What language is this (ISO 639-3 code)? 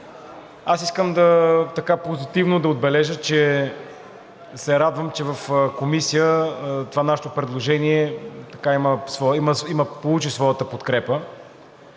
bul